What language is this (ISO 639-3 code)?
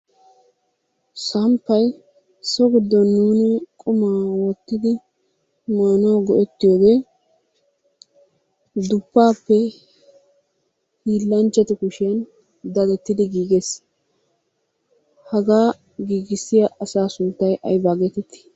wal